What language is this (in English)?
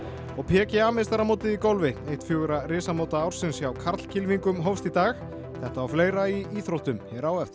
Icelandic